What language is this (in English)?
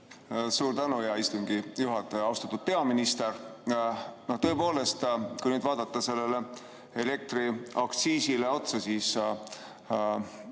Estonian